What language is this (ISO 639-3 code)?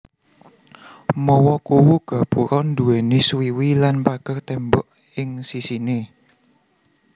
jav